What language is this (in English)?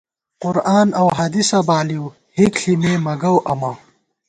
Gawar-Bati